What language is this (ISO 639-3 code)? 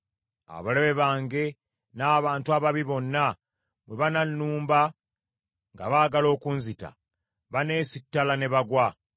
lug